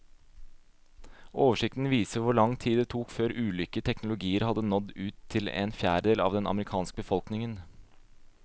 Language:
Norwegian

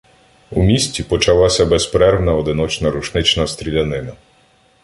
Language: Ukrainian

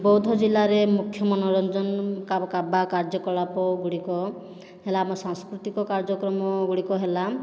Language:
Odia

